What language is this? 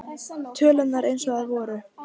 Icelandic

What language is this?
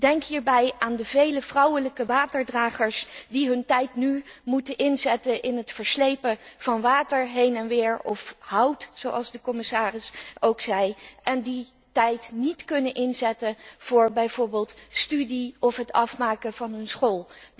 Dutch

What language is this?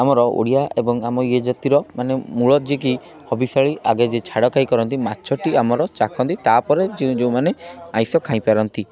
Odia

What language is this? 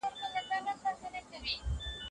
Pashto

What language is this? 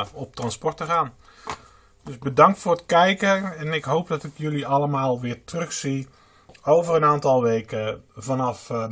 Dutch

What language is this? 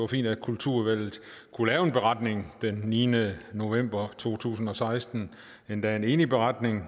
Danish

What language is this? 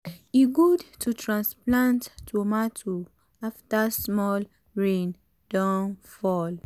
Nigerian Pidgin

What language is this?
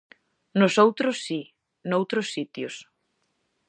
Galician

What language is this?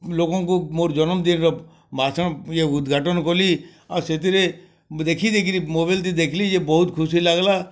Odia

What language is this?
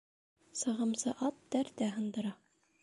Bashkir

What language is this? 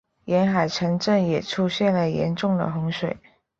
Chinese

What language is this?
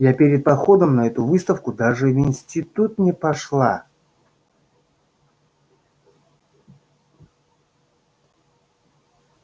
Russian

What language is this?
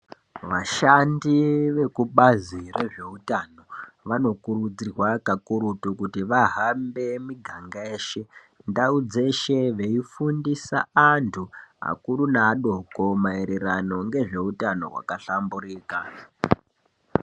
Ndau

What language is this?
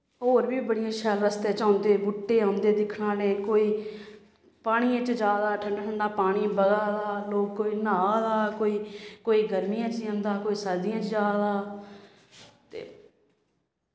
Dogri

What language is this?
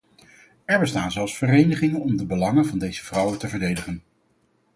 Dutch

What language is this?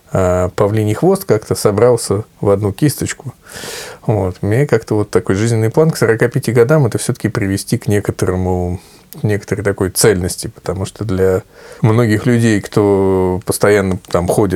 Russian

